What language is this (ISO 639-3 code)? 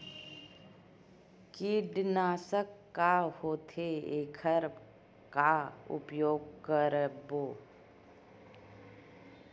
hne